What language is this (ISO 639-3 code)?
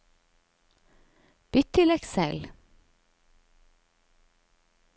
nor